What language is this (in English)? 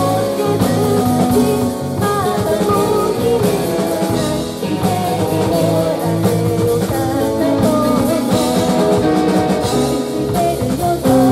Japanese